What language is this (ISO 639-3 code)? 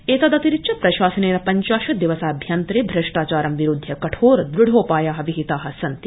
san